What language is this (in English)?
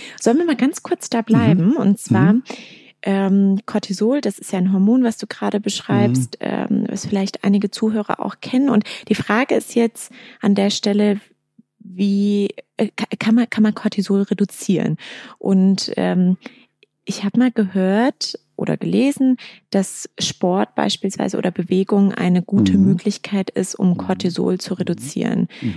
German